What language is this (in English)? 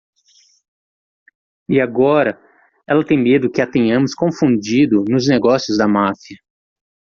Portuguese